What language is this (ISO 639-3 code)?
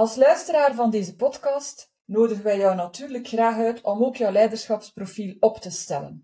nld